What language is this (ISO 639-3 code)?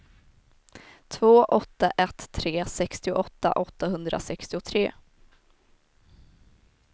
swe